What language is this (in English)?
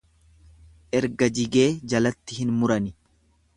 Oromo